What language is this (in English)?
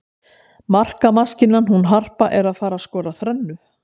Icelandic